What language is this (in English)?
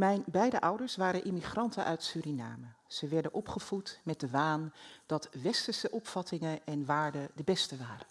Dutch